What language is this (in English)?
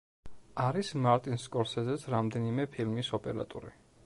Georgian